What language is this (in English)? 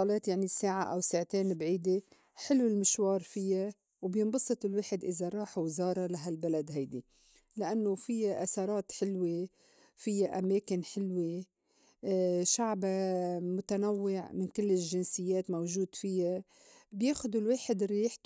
North Levantine Arabic